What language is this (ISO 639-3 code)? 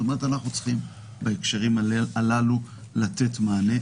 heb